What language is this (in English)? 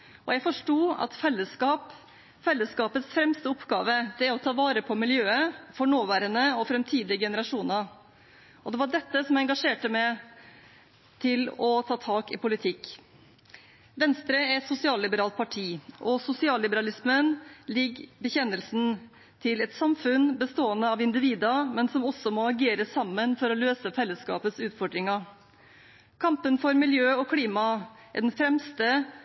Norwegian Bokmål